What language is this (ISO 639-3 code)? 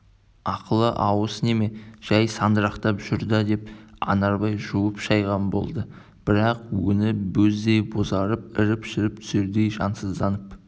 kaz